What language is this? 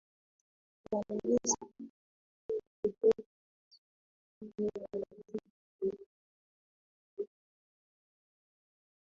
Swahili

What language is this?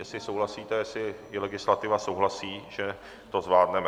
Czech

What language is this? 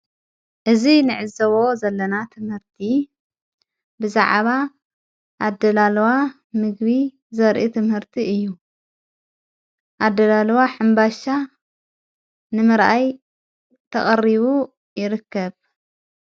Tigrinya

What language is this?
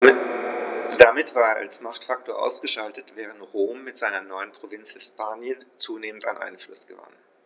German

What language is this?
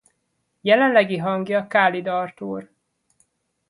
Hungarian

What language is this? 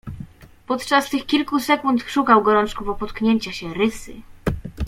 Polish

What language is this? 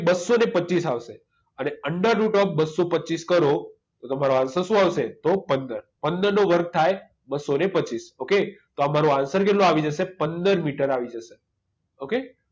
Gujarati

